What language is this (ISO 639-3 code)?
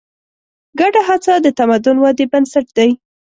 pus